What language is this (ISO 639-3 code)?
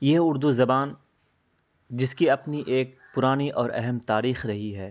urd